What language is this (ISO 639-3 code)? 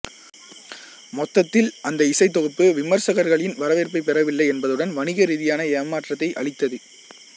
tam